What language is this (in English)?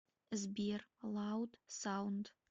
Russian